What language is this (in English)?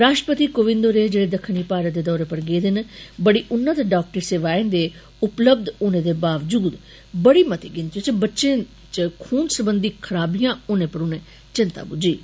Dogri